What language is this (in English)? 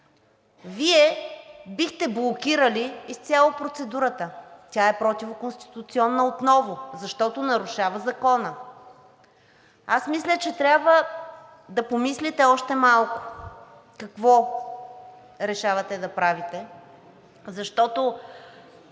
Bulgarian